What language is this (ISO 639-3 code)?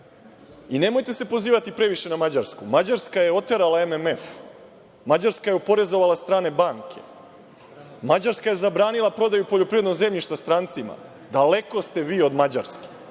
srp